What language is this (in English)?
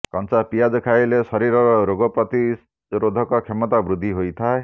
Odia